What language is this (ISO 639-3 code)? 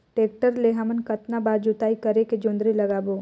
hne